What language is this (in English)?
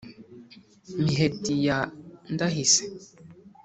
Kinyarwanda